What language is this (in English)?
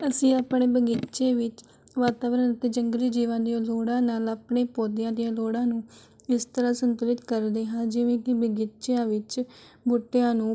Punjabi